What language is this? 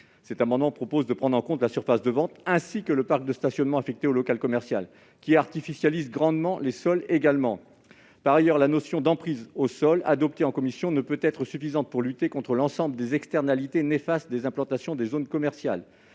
French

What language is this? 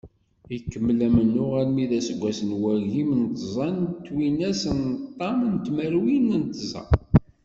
Kabyle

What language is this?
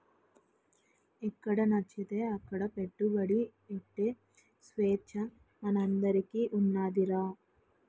Telugu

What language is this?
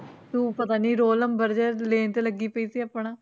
Punjabi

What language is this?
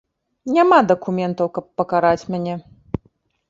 Belarusian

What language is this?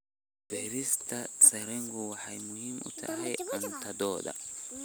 Somali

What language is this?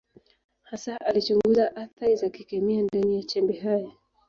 Swahili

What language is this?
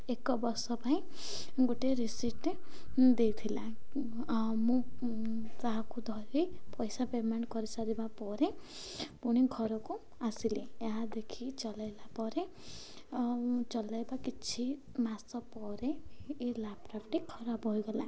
Odia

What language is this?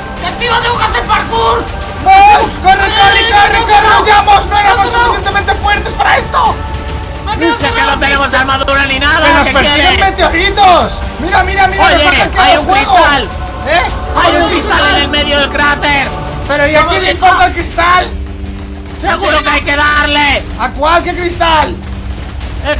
Spanish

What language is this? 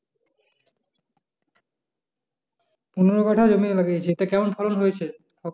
Bangla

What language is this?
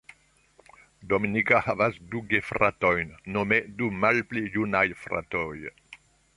Esperanto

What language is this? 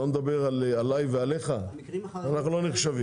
Hebrew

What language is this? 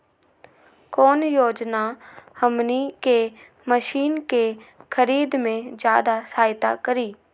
Magahi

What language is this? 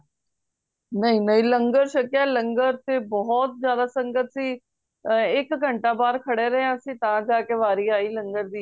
Punjabi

